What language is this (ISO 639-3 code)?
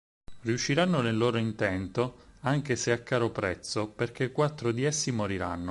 ita